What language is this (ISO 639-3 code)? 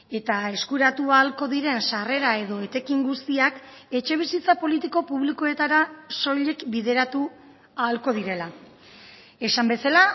eus